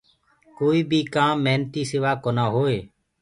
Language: Gurgula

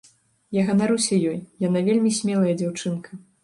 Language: Belarusian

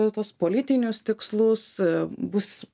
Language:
Lithuanian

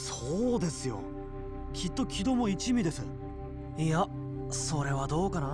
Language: Japanese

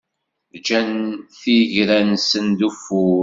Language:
Kabyle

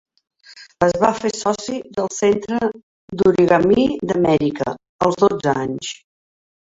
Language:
Catalan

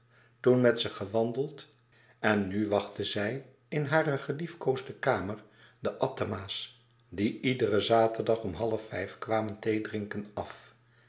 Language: Dutch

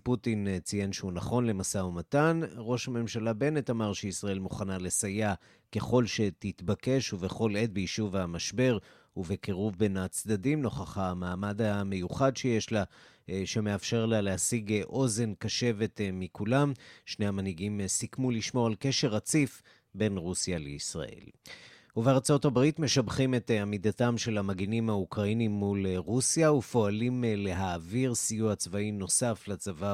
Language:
Hebrew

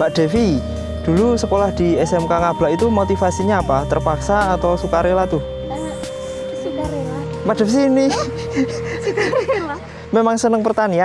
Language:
Indonesian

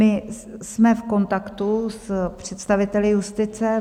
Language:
Czech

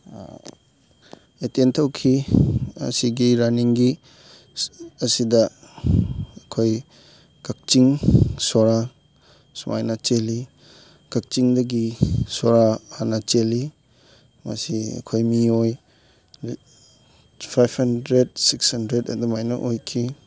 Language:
Manipuri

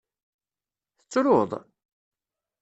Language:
Kabyle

